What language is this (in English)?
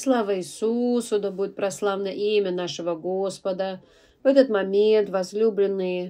Russian